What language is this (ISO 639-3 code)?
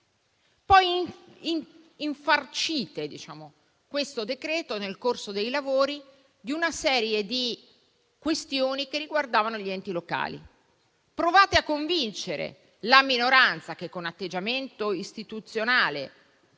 ita